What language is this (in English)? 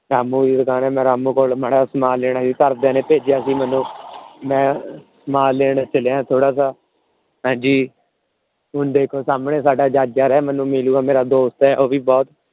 Punjabi